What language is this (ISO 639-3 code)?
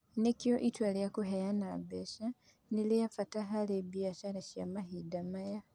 kik